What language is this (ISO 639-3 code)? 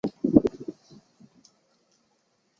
zho